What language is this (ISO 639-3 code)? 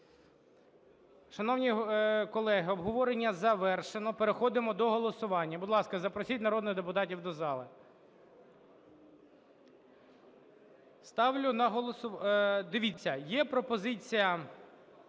ukr